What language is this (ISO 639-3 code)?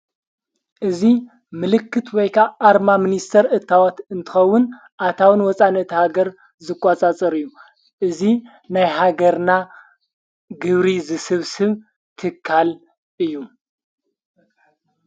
tir